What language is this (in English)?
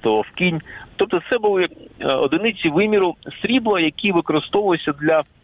Ukrainian